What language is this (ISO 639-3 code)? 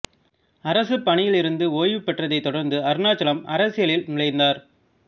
tam